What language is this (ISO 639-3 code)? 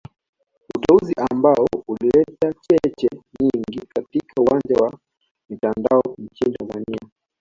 swa